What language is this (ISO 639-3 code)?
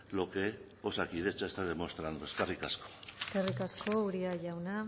eus